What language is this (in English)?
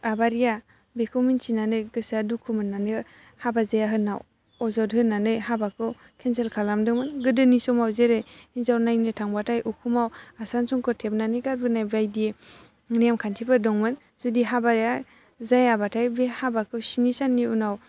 Bodo